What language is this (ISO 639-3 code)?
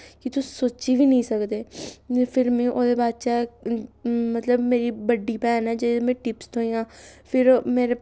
doi